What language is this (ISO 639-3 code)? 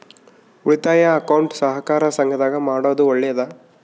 kan